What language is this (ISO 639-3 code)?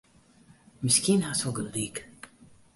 fry